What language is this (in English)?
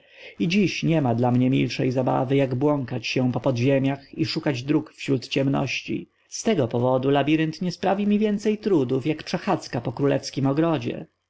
Polish